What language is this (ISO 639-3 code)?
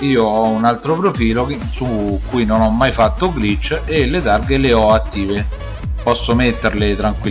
ita